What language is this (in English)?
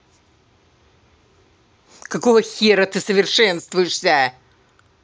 Russian